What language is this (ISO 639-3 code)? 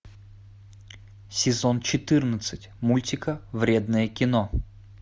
rus